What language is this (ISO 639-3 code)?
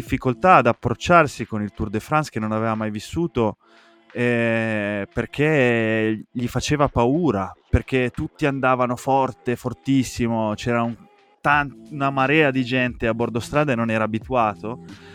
ita